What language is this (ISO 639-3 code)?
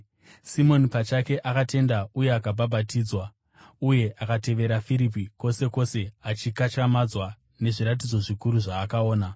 sna